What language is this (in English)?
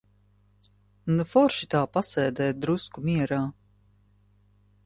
Latvian